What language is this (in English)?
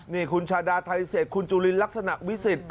Thai